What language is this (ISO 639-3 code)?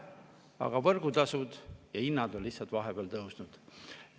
est